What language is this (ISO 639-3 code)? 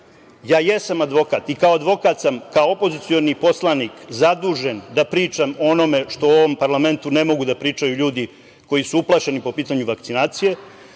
srp